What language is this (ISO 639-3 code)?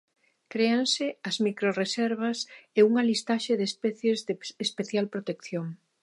glg